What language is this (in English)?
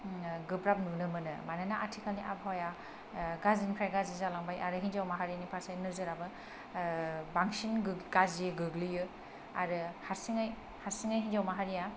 Bodo